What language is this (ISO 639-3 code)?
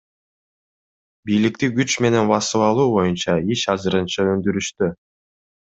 kir